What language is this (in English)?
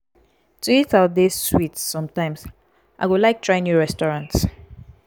Nigerian Pidgin